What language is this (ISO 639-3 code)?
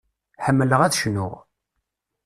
kab